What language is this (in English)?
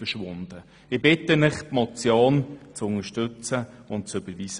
Swiss German